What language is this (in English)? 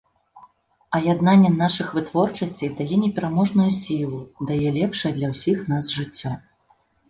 Belarusian